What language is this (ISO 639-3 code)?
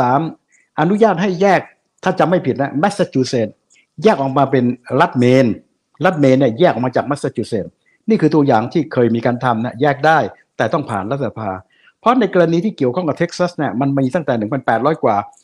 tha